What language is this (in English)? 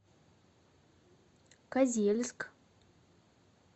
Russian